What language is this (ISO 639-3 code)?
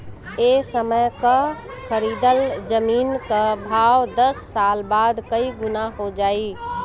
bho